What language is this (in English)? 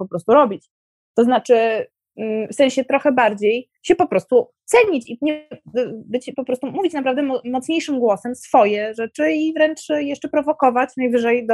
Polish